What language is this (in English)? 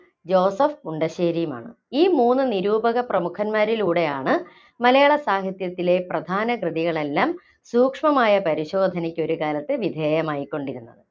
Malayalam